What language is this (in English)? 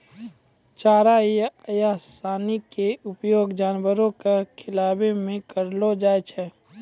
Maithili